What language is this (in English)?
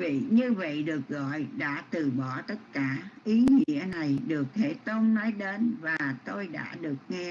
Vietnamese